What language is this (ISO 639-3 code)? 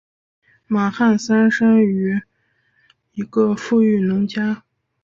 zho